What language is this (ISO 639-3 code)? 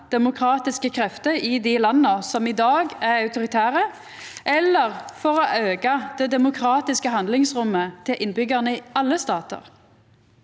nor